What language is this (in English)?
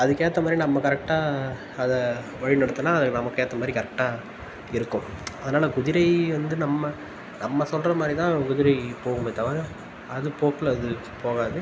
Tamil